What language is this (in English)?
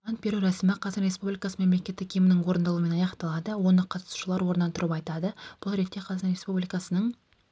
Kazakh